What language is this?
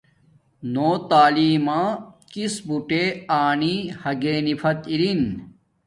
Domaaki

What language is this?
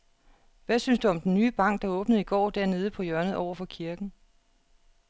Danish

